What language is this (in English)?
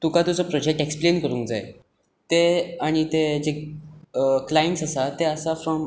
Konkani